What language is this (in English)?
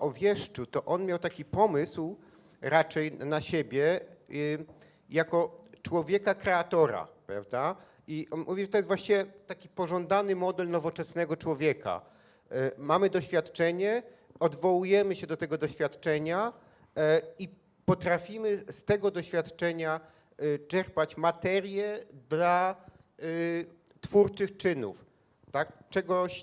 Polish